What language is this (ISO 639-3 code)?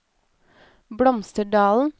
nor